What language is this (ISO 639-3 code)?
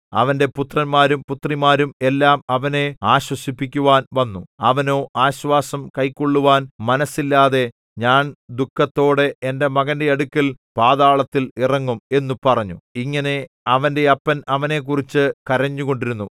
mal